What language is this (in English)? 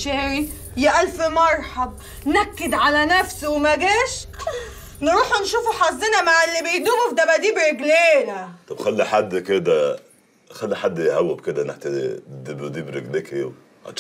Arabic